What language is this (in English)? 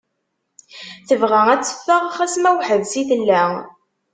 Kabyle